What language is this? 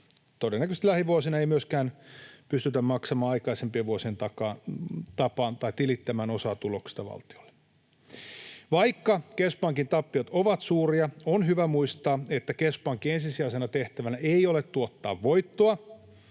Finnish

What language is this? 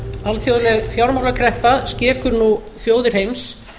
Icelandic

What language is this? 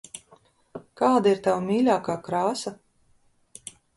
Latvian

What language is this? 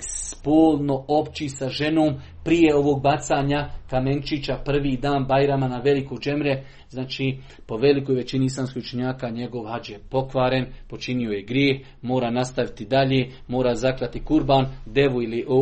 Croatian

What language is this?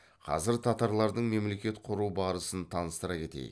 Kazakh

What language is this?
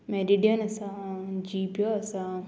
Konkani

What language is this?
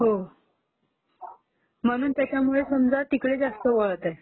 Marathi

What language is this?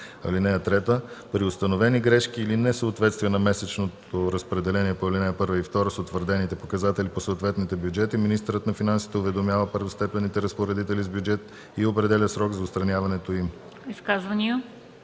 Bulgarian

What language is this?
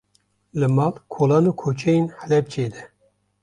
Kurdish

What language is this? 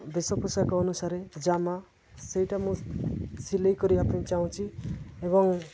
Odia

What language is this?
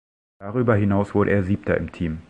German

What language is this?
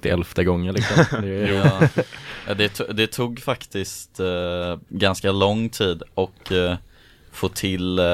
Swedish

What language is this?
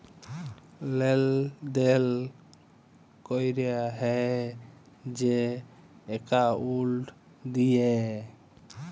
Bangla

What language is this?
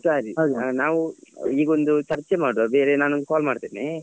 Kannada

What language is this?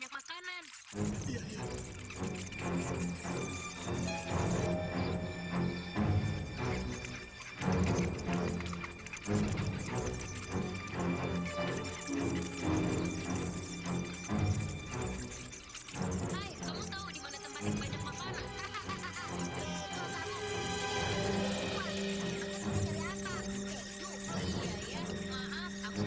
Indonesian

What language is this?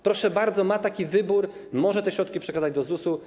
Polish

